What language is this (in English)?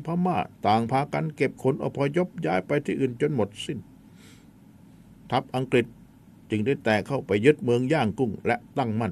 Thai